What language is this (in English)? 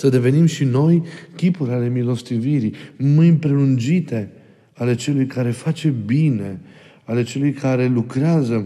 Romanian